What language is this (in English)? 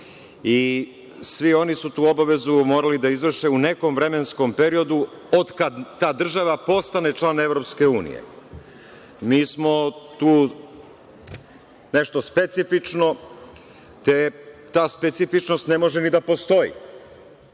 Serbian